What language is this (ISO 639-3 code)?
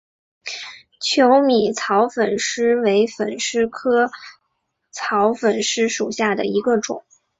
zho